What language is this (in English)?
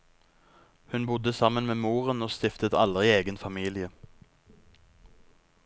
Norwegian